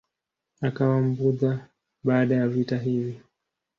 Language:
Swahili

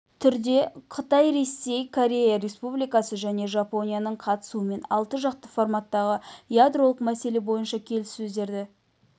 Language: Kazakh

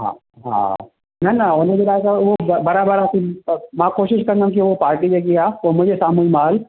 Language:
Sindhi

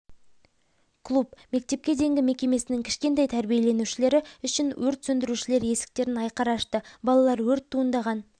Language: Kazakh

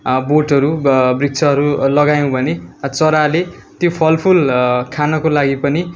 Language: Nepali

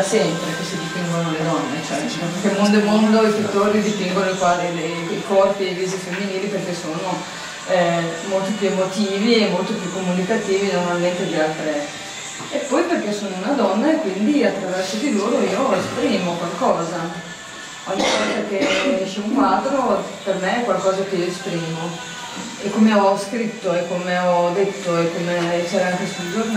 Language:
Italian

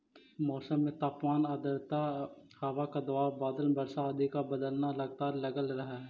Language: Magahi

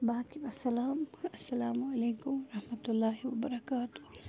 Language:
Kashmiri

